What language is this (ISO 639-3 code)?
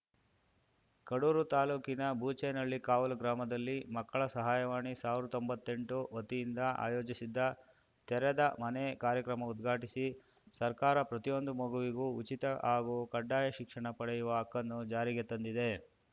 kan